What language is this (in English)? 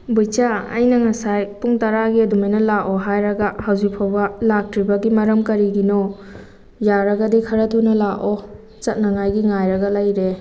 Manipuri